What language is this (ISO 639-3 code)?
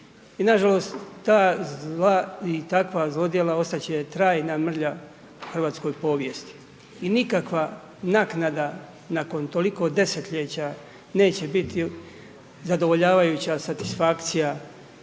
hrv